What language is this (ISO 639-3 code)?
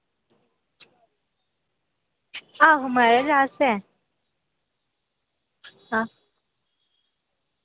doi